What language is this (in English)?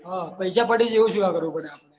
Gujarati